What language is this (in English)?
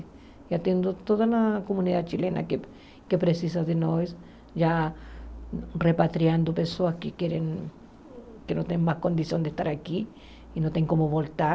Portuguese